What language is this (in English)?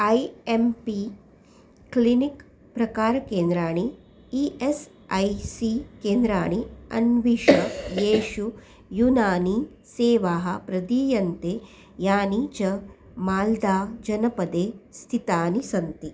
Sanskrit